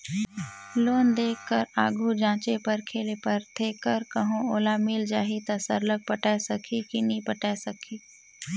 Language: Chhattisgarhi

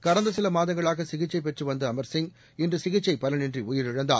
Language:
Tamil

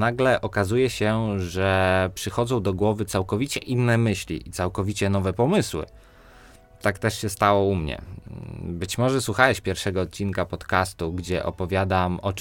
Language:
Polish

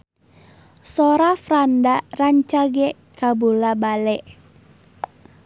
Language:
Sundanese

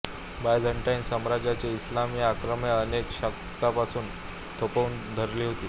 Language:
Marathi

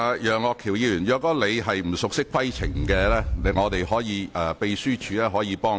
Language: Cantonese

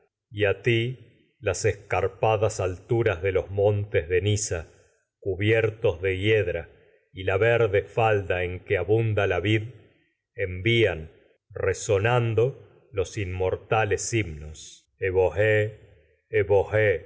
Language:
Spanish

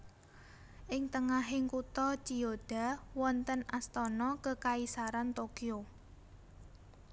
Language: Javanese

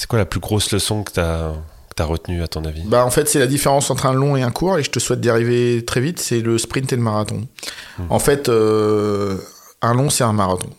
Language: French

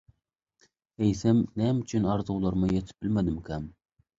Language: Turkmen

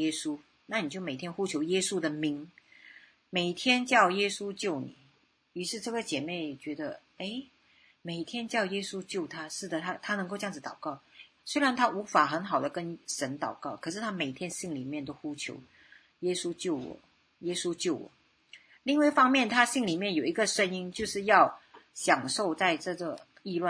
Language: Chinese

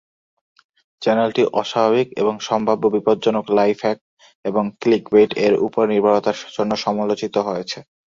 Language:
Bangla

